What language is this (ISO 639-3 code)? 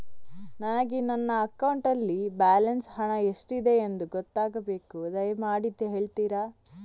kan